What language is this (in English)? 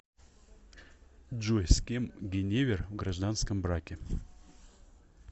Russian